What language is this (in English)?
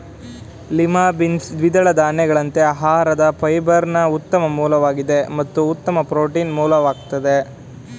Kannada